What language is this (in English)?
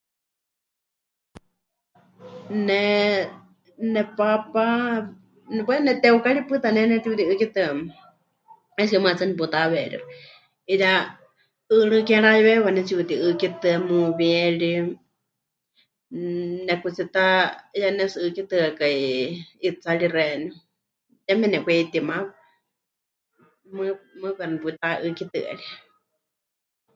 Huichol